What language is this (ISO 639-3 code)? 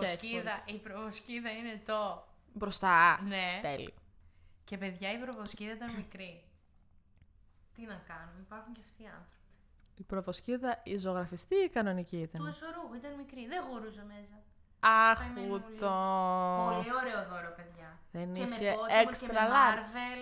ell